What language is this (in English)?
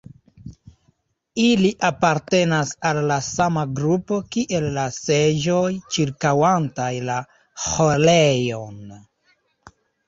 Esperanto